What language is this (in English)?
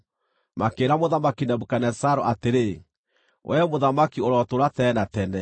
Kikuyu